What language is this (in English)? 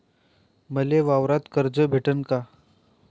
Marathi